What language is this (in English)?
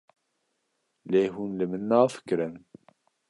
Kurdish